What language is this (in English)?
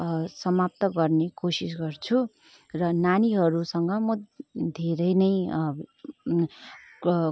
Nepali